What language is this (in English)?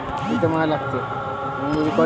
Marathi